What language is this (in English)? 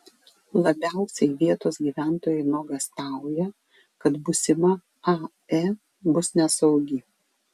Lithuanian